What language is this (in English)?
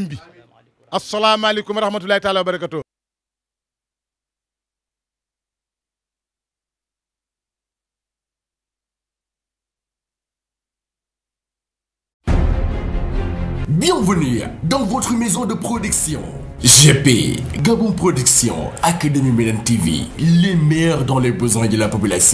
Arabic